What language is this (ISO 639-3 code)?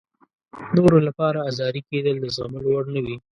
pus